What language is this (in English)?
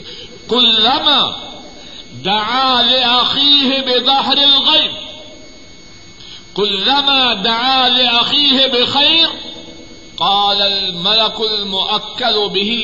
Urdu